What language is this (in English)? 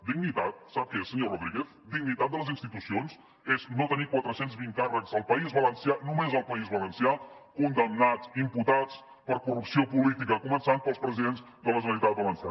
Catalan